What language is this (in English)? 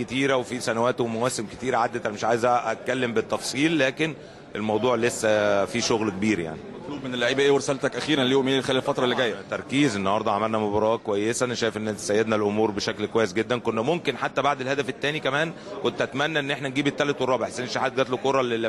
Arabic